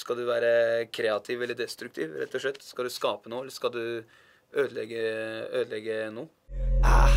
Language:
Norwegian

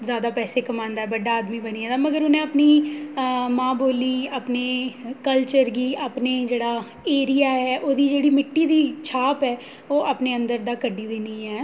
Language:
Dogri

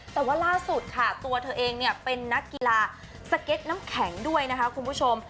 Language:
Thai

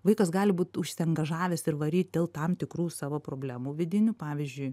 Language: Lithuanian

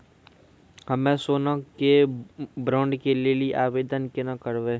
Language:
Maithili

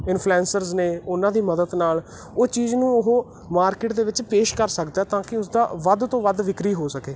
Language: Punjabi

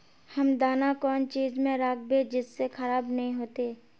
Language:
Magahi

